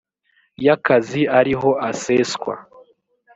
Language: Kinyarwanda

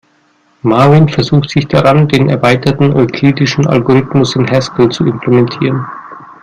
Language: German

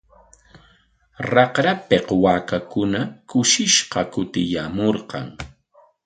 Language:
Corongo Ancash Quechua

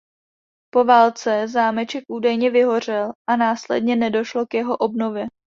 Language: Czech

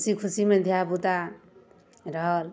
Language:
Maithili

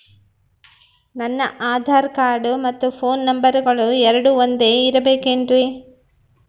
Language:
Kannada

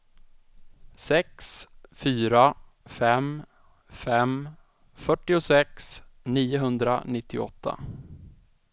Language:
Swedish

